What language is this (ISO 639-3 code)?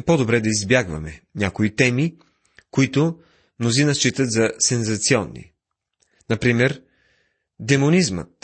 bul